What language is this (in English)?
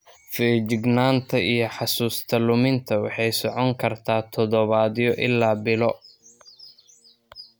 Somali